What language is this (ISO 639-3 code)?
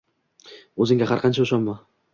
uzb